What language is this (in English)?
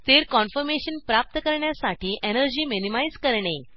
Marathi